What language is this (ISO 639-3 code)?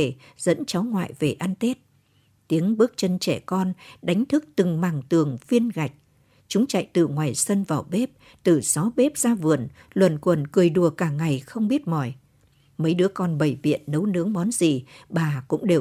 vie